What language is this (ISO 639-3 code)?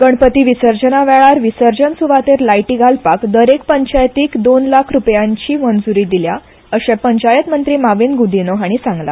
kok